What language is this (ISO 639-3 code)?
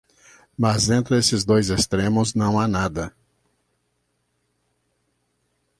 por